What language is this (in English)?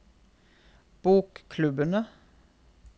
Norwegian